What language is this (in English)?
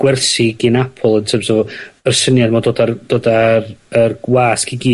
Welsh